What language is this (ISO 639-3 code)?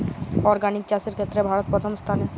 ben